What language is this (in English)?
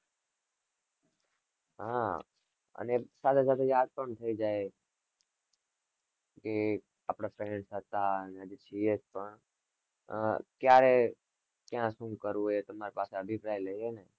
Gujarati